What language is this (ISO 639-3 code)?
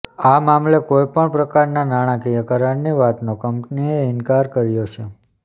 guj